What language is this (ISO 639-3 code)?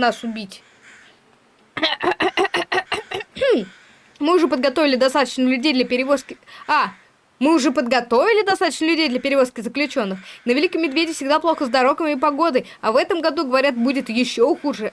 rus